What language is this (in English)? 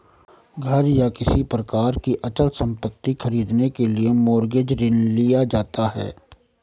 Hindi